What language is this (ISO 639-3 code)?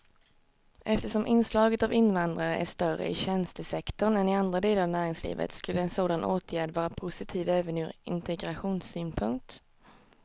swe